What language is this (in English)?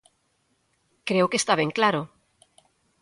Galician